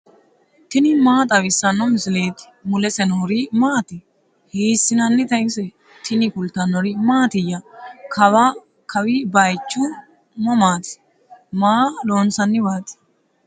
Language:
Sidamo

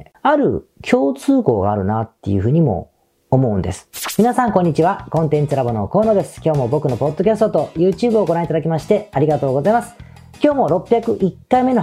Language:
Japanese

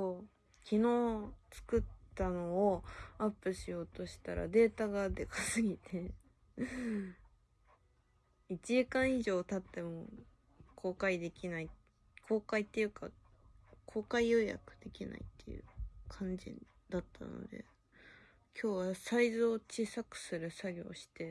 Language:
Japanese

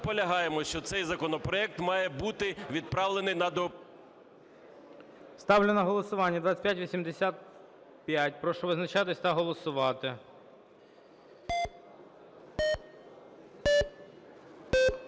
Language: Ukrainian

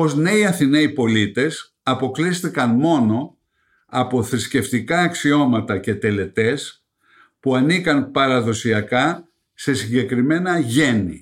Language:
Greek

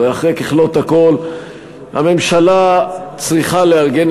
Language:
Hebrew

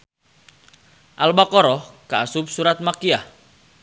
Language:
Sundanese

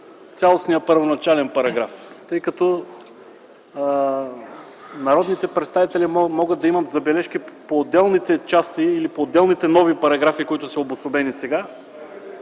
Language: Bulgarian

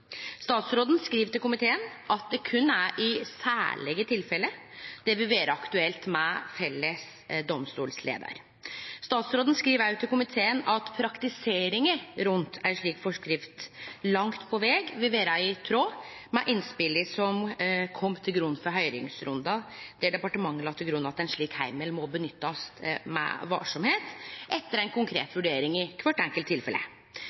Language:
Norwegian Nynorsk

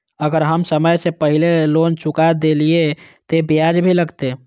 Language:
Maithili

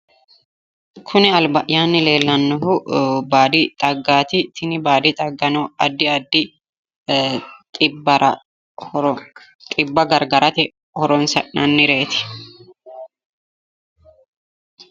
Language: Sidamo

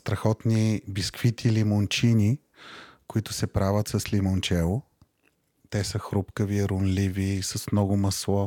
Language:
Bulgarian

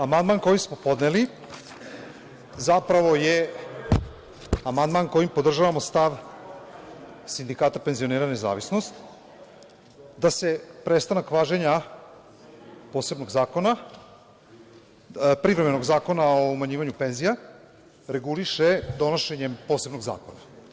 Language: Serbian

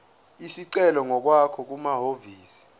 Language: Zulu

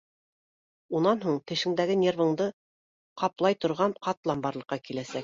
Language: Bashkir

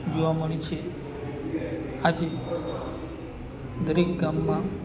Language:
Gujarati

